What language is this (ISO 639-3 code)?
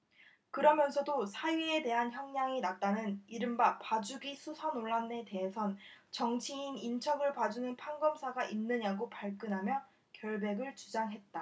kor